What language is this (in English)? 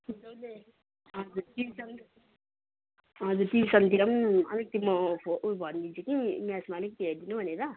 Nepali